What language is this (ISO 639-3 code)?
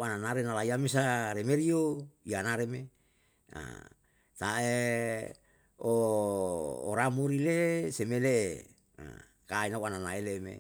jal